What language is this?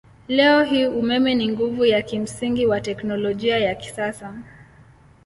Swahili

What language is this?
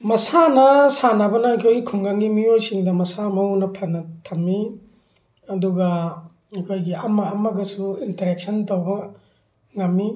Manipuri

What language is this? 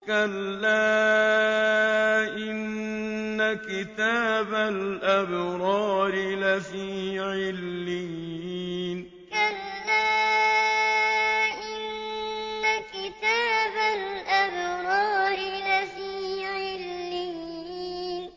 Arabic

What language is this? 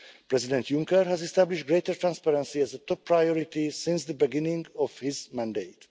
English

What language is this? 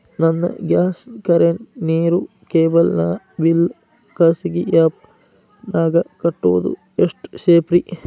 Kannada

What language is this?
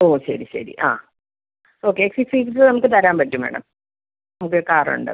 Malayalam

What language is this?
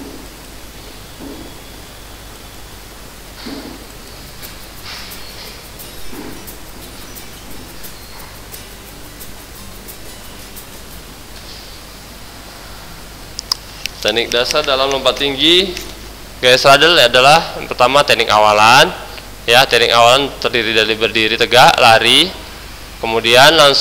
Indonesian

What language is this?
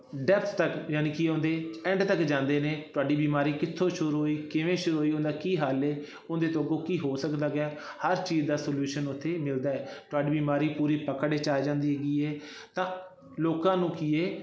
Punjabi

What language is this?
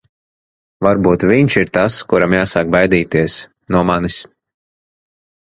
Latvian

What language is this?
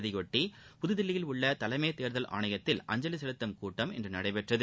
Tamil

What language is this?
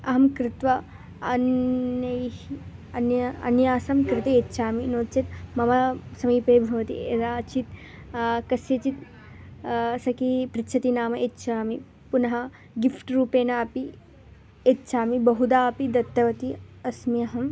Sanskrit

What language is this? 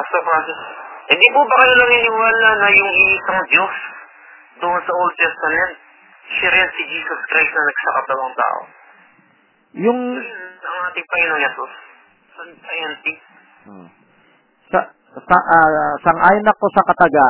Filipino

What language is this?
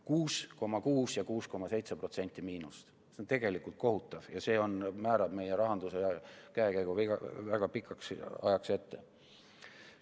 Estonian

